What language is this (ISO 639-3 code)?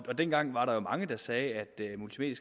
dan